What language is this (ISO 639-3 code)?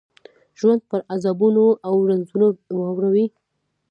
pus